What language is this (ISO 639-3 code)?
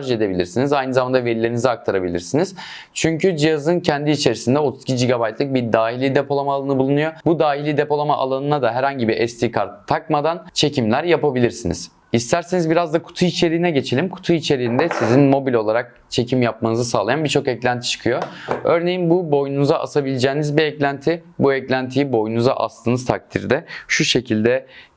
tur